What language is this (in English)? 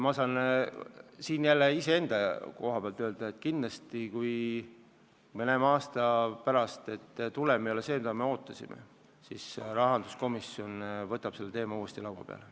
Estonian